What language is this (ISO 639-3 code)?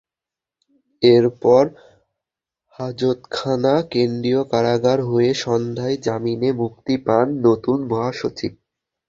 ben